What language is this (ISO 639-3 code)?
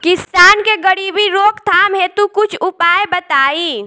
bho